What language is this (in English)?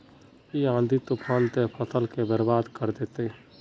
Magahi